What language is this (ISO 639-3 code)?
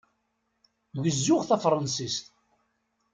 kab